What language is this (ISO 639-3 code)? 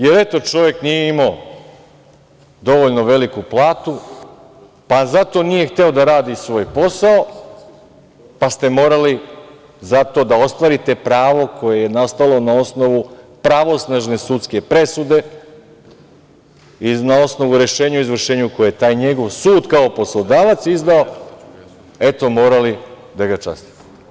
srp